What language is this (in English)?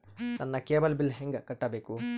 Kannada